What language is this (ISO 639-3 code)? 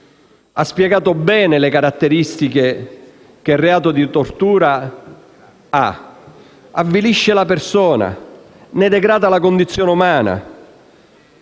ita